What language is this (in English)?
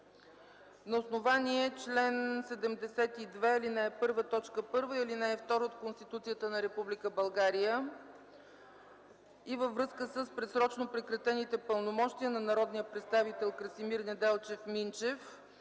Bulgarian